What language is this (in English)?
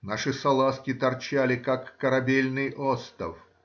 Russian